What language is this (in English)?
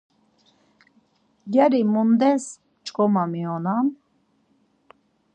Laz